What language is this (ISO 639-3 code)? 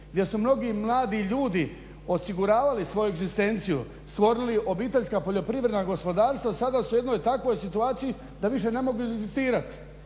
hrv